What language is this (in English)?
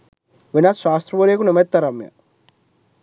Sinhala